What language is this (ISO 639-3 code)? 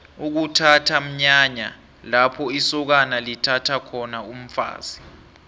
nbl